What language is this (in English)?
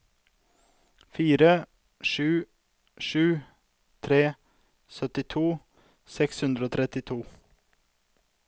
Norwegian